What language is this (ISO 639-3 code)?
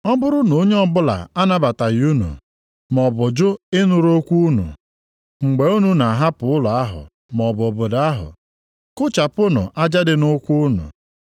ibo